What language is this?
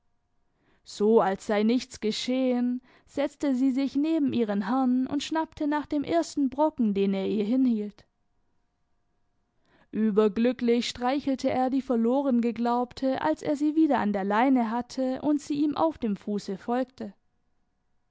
German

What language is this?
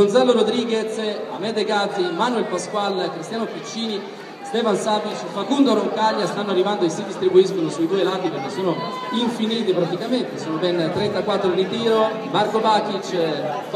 Italian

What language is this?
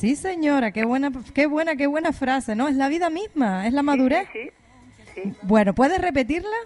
Spanish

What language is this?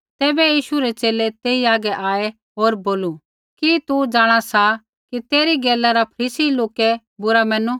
Kullu Pahari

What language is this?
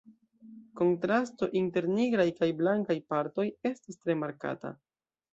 Esperanto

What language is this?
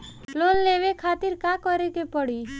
Bhojpuri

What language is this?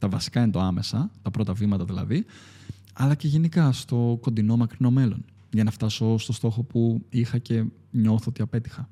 Greek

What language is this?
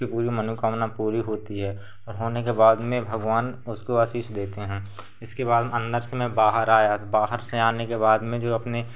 Hindi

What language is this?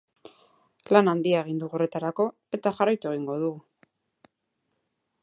Basque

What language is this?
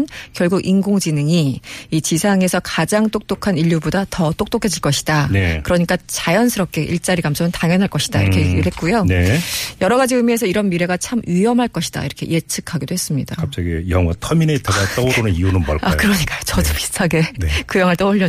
Korean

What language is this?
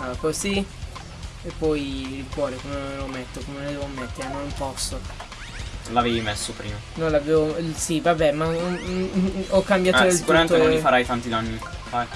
Italian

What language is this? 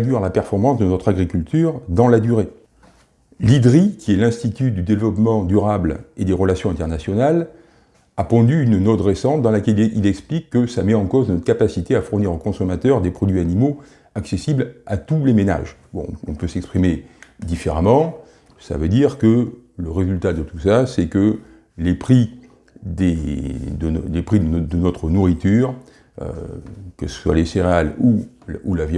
French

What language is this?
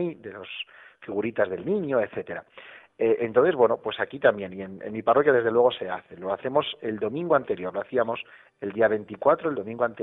Spanish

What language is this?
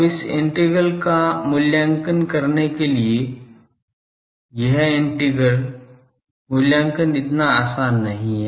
Hindi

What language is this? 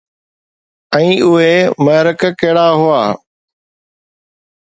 Sindhi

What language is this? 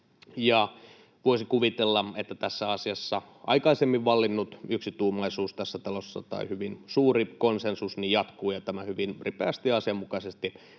Finnish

